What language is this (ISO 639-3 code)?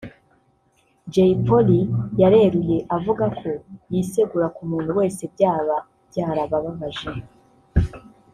kin